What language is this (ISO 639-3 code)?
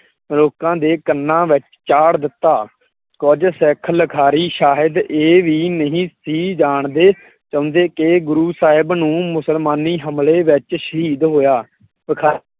pan